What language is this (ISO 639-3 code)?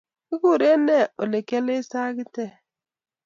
kln